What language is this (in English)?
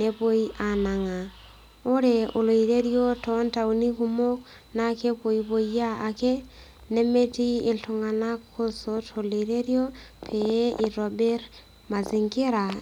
Masai